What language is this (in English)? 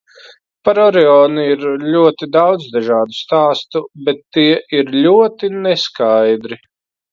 Latvian